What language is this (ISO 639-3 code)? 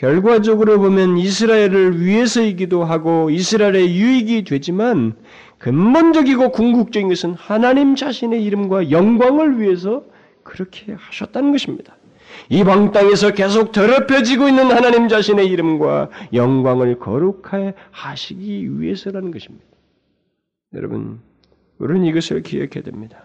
kor